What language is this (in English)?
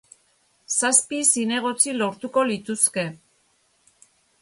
Basque